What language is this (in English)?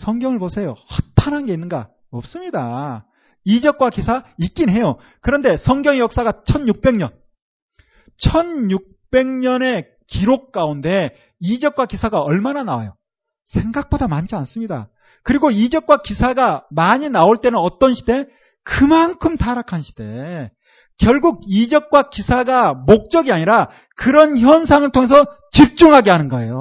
Korean